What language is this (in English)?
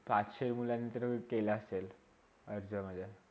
Marathi